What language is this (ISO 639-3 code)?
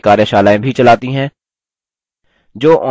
hin